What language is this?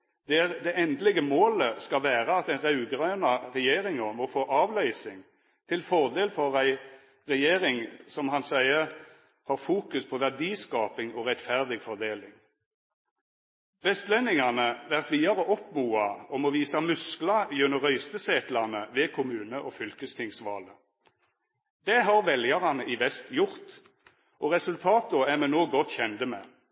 Norwegian Nynorsk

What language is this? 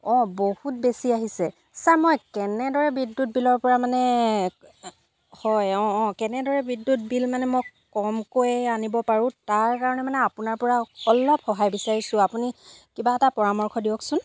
Assamese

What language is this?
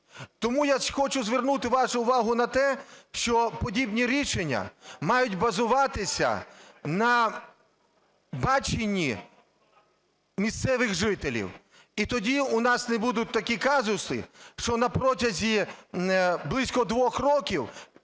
Ukrainian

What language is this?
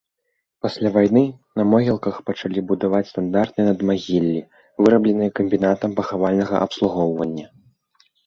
Belarusian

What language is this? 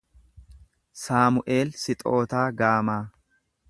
Oromo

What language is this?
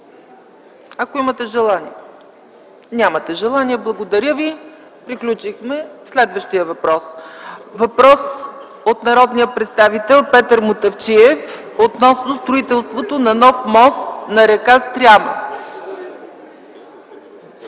Bulgarian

